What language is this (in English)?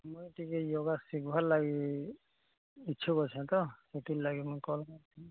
Odia